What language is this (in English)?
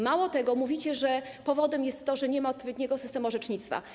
Polish